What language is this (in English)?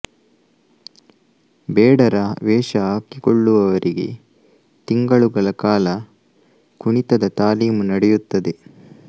Kannada